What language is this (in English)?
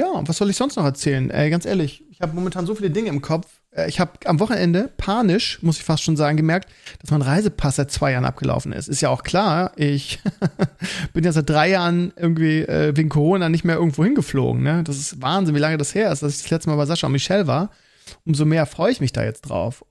German